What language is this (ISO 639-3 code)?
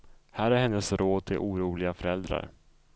swe